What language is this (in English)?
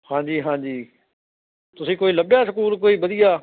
Punjabi